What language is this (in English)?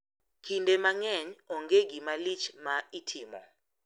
Luo (Kenya and Tanzania)